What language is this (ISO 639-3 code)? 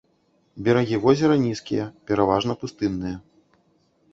bel